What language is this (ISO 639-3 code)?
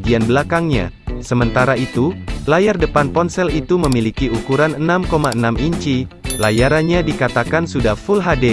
ind